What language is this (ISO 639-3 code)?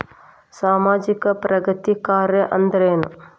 kan